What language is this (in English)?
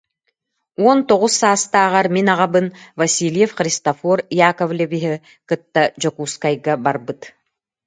Yakut